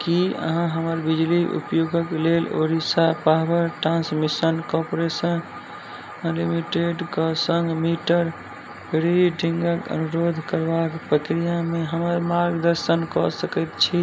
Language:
Maithili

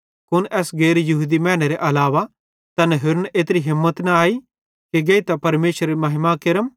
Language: Bhadrawahi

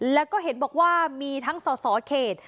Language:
Thai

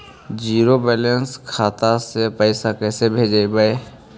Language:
Magahi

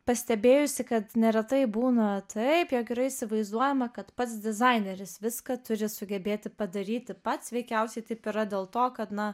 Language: Lithuanian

